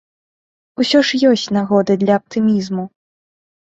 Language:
Belarusian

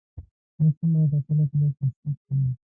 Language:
Pashto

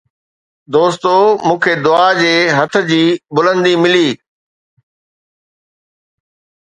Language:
Sindhi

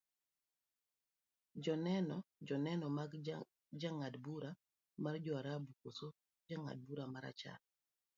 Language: Luo (Kenya and Tanzania)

